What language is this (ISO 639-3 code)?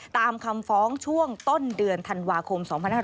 tha